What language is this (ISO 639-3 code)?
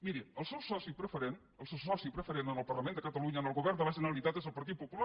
cat